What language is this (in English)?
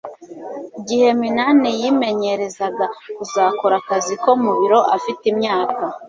Kinyarwanda